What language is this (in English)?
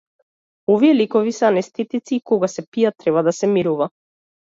Macedonian